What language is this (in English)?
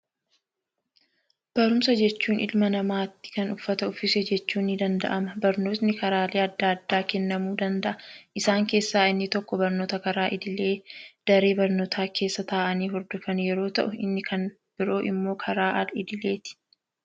Oromo